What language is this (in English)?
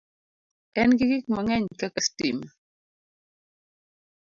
Luo (Kenya and Tanzania)